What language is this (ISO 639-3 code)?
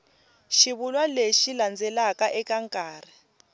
tso